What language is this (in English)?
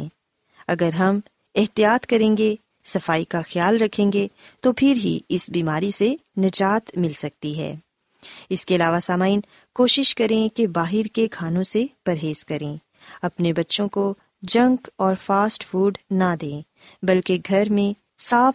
Urdu